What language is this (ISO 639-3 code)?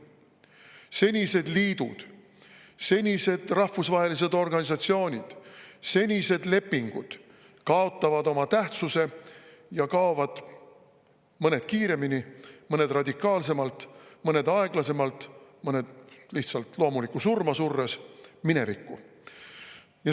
est